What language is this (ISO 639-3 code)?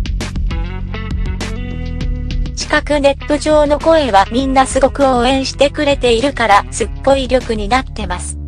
jpn